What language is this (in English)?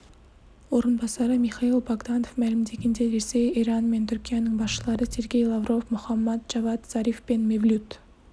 Kazakh